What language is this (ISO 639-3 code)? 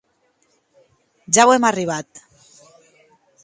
oci